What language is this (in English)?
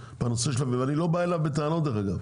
Hebrew